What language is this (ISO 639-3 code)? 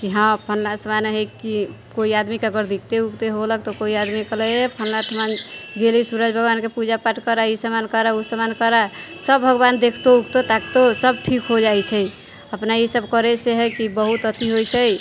mai